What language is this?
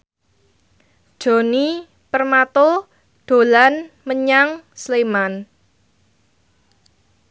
Javanese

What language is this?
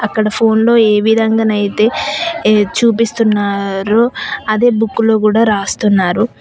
Telugu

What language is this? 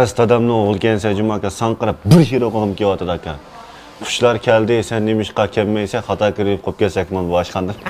Turkish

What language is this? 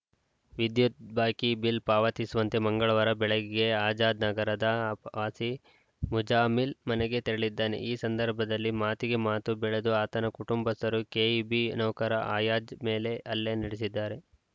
Kannada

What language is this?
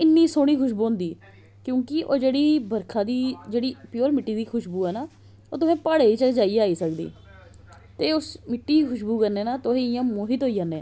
Dogri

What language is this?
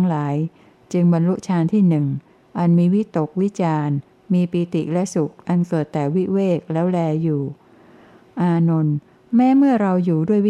Thai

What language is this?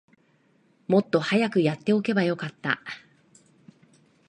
Japanese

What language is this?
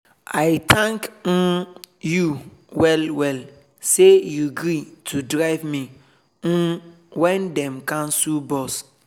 Nigerian Pidgin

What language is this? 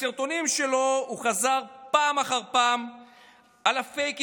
Hebrew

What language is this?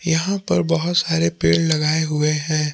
Hindi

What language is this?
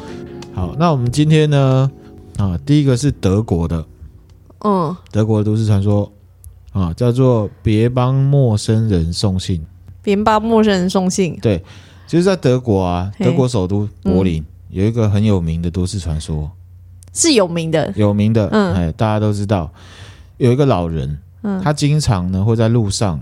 Chinese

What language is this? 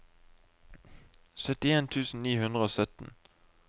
Norwegian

